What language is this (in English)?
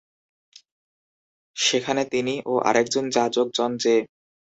Bangla